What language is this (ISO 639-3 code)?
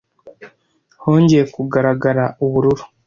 kin